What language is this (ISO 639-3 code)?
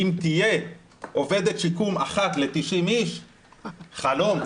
heb